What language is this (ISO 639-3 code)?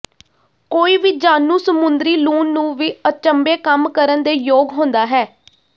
pan